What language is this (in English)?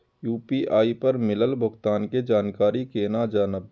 Maithili